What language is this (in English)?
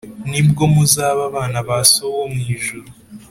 Kinyarwanda